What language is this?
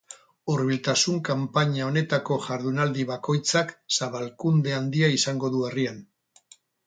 Basque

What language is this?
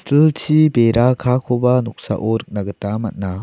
Garo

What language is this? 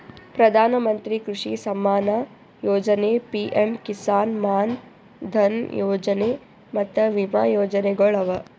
Kannada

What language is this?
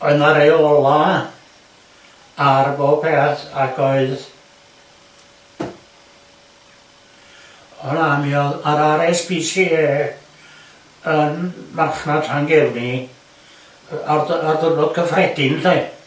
Welsh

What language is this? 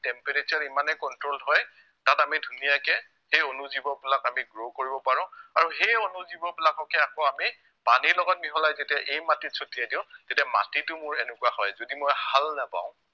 Assamese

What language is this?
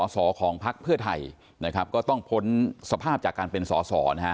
Thai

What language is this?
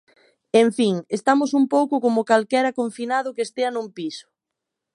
Galician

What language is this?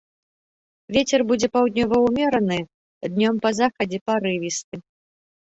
Belarusian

